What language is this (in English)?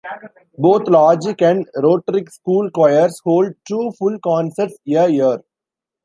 English